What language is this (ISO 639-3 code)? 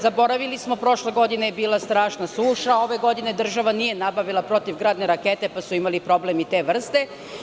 srp